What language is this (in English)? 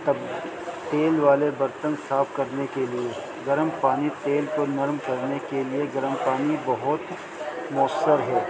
Urdu